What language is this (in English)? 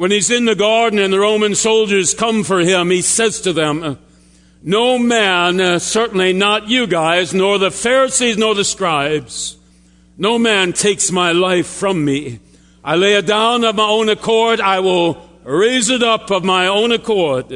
English